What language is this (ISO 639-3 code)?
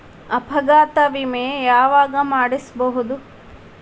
kan